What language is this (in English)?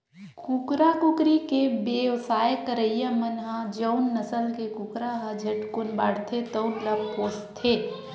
Chhattisgarhi